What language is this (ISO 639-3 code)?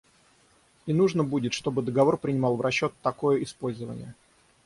rus